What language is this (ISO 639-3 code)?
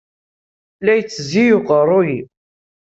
kab